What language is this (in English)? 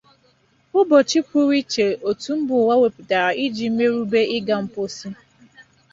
Igbo